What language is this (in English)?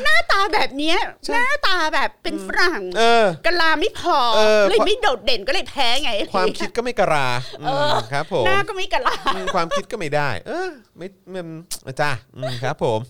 Thai